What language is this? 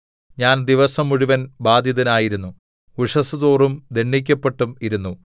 Malayalam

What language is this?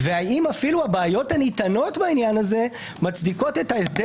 Hebrew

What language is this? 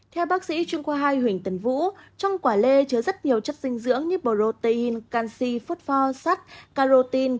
Vietnamese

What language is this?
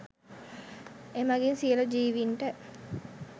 Sinhala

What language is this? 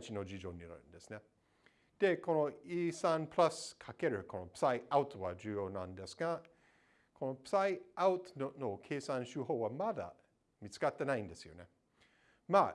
Japanese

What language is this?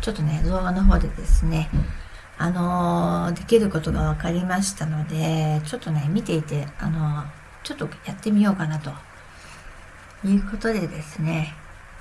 Japanese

